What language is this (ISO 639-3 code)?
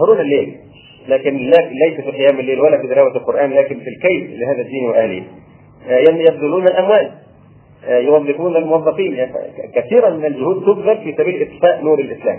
ara